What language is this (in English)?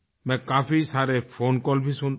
Hindi